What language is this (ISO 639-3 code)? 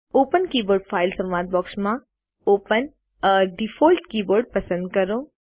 guj